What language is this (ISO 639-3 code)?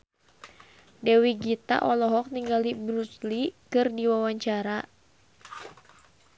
sun